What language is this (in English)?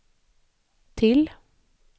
Swedish